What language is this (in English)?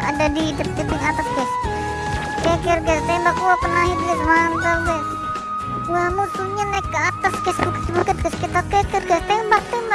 Indonesian